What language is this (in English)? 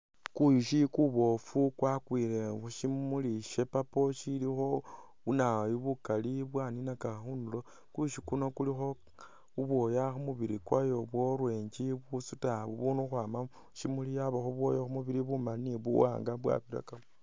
Masaaba